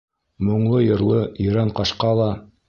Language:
Bashkir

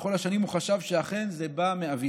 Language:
Hebrew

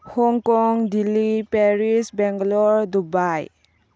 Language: Manipuri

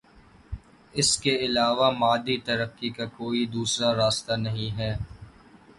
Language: Urdu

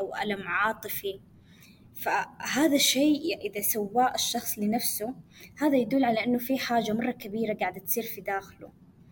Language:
Arabic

